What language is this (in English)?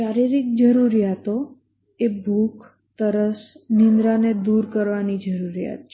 Gujarati